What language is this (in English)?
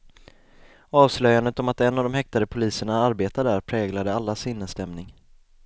Swedish